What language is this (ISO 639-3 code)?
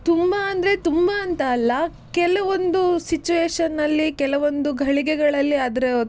kan